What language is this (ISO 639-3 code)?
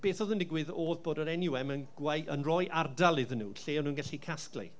cym